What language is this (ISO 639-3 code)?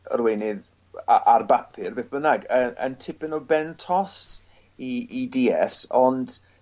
cym